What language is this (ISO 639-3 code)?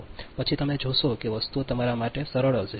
guj